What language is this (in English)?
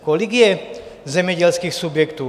Czech